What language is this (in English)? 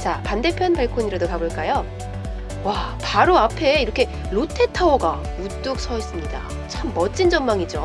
Korean